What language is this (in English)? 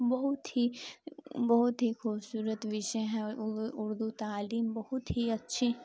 Urdu